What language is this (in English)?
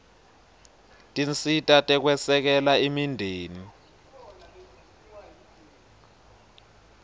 Swati